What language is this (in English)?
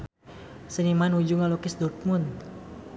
Sundanese